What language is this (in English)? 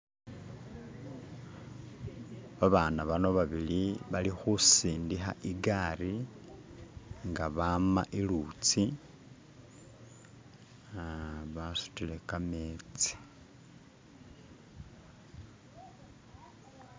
Masaaba